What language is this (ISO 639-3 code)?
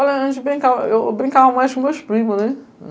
por